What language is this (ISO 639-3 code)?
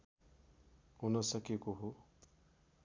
nep